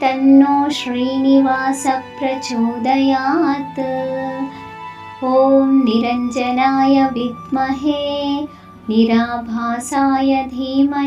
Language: Hindi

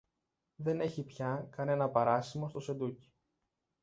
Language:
Greek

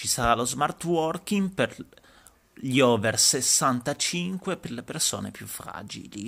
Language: Italian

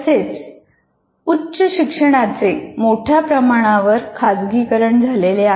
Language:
Marathi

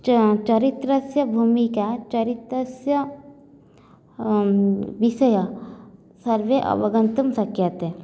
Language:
Sanskrit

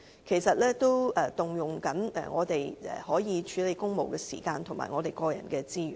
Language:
Cantonese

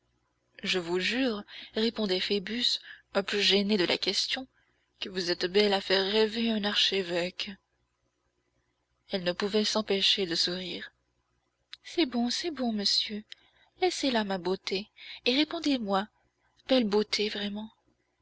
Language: French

